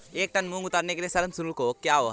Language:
Hindi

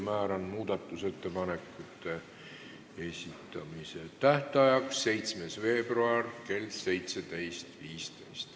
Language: Estonian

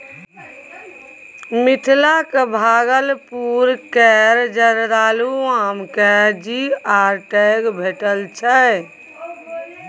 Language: Maithili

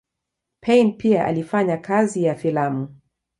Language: Swahili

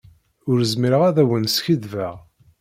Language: Kabyle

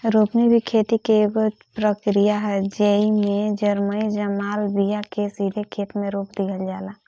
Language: Bhojpuri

